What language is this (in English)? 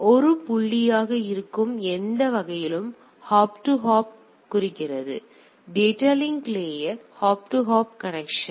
Tamil